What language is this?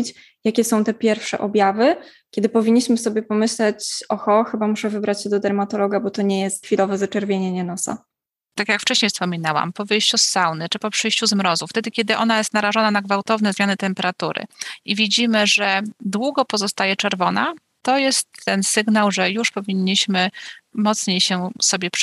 Polish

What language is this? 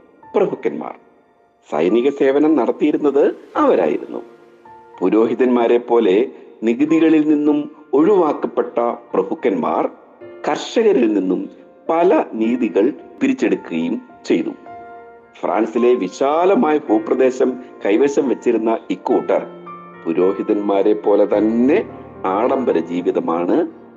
Malayalam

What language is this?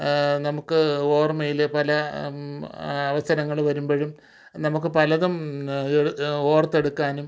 Malayalam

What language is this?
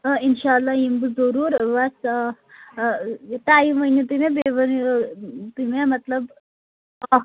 Kashmiri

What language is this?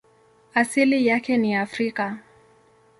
Swahili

